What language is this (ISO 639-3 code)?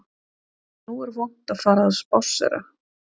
isl